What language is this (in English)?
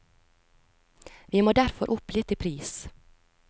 Norwegian